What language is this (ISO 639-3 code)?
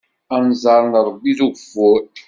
kab